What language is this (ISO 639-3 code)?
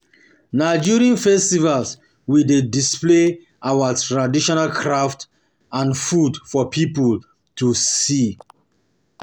pcm